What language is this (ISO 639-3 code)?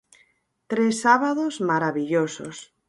glg